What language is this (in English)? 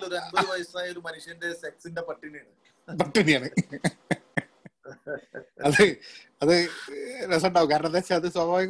Malayalam